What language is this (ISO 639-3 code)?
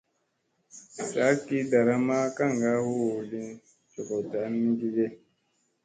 mse